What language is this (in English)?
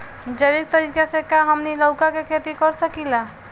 Bhojpuri